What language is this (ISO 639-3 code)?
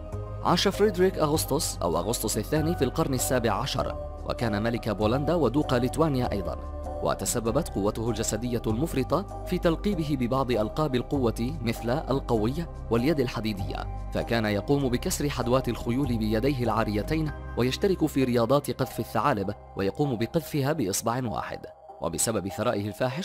ara